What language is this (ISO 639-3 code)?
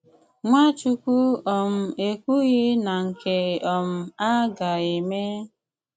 ibo